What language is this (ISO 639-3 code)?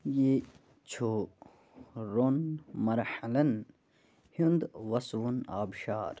kas